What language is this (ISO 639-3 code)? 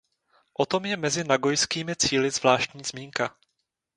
ces